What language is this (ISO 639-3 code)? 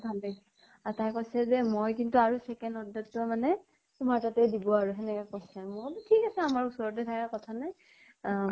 asm